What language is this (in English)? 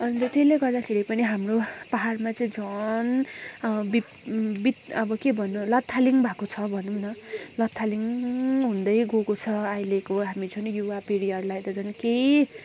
Nepali